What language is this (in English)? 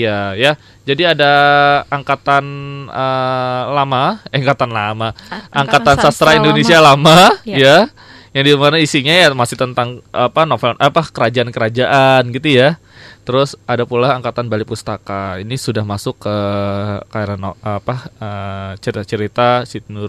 Indonesian